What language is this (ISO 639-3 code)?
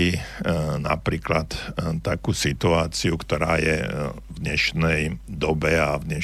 slk